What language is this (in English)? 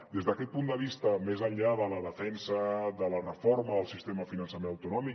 Catalan